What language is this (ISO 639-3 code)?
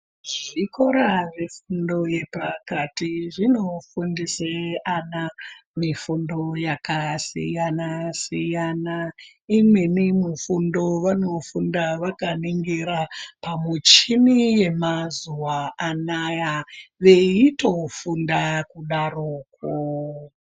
ndc